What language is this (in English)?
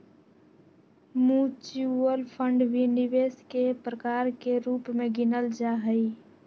Magahi